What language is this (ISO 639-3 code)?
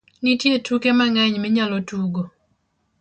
luo